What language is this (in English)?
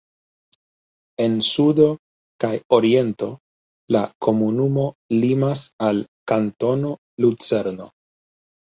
Esperanto